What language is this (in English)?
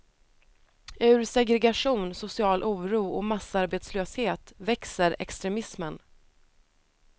Swedish